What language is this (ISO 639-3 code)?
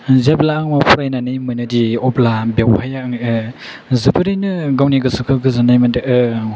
brx